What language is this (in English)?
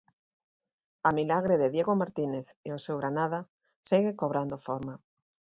Galician